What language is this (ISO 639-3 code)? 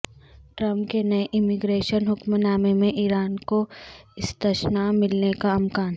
urd